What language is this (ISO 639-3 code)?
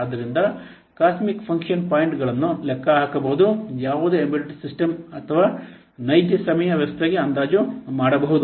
kan